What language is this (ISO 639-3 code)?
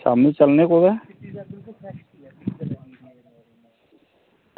doi